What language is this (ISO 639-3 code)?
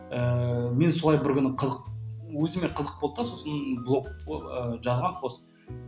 kaz